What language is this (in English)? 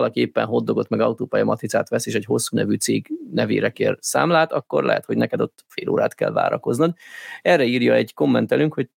Hungarian